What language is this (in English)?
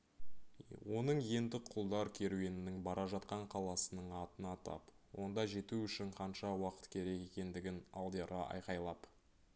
Kazakh